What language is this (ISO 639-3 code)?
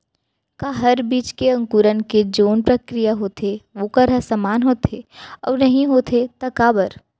hne